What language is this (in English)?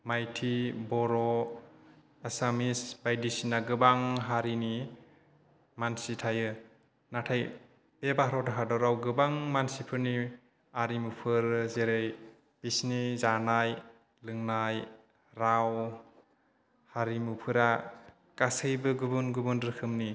Bodo